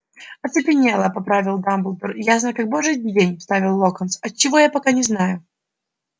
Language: Russian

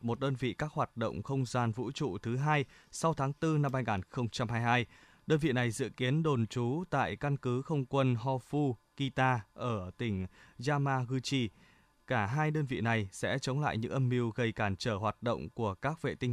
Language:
Vietnamese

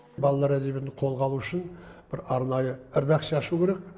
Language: Kazakh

